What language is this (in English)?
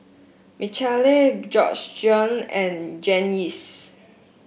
English